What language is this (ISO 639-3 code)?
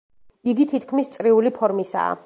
kat